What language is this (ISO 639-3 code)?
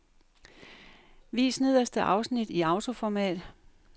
dan